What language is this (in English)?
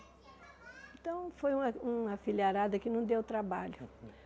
Portuguese